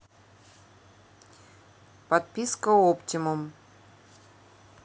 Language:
Russian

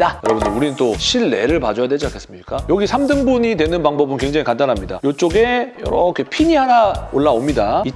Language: Korean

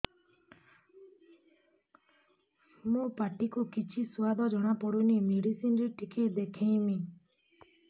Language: Odia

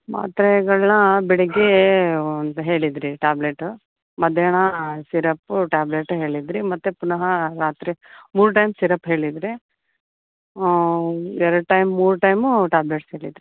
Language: Kannada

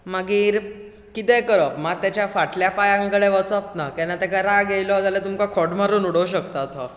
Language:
Konkani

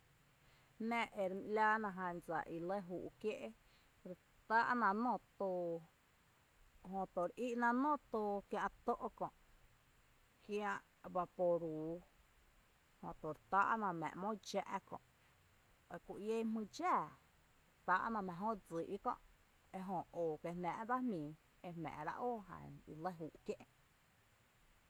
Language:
Tepinapa Chinantec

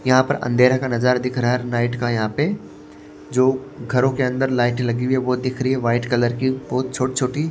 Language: Hindi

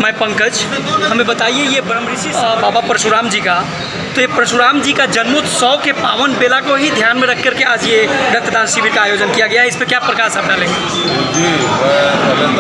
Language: Hindi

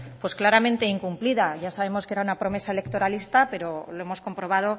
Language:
Spanish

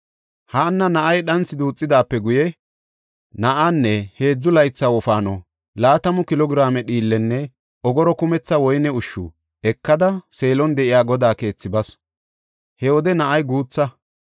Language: Gofa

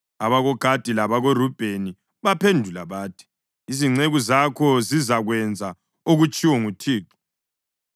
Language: North Ndebele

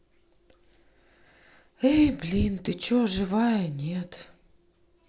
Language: Russian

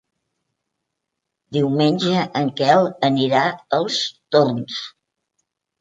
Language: Catalan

